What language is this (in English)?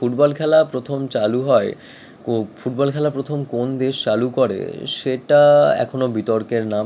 Bangla